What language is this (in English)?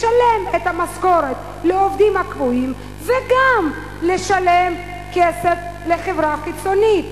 Hebrew